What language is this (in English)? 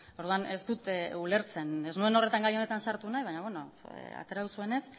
Basque